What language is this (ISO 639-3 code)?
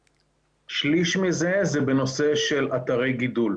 heb